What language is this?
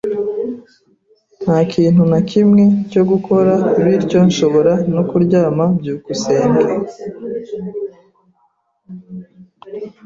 Kinyarwanda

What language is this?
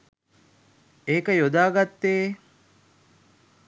Sinhala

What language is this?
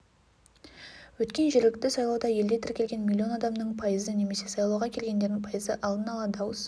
Kazakh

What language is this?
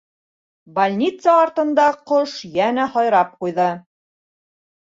Bashkir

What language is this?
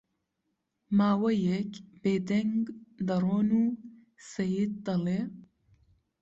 Central Kurdish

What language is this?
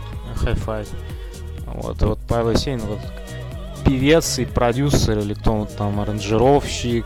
Russian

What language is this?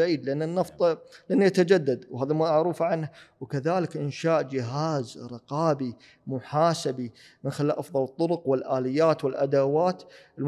Arabic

